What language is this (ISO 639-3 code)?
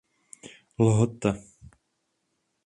ces